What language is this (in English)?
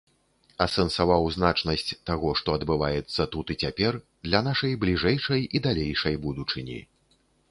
Belarusian